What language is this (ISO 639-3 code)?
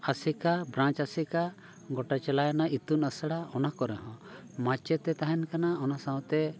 sat